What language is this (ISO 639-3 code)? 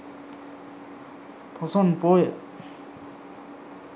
sin